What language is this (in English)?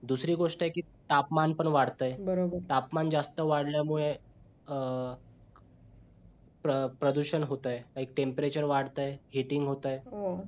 Marathi